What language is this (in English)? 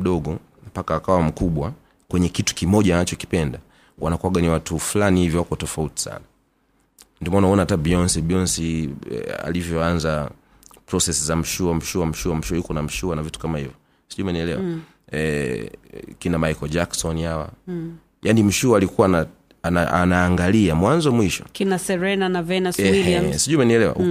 Swahili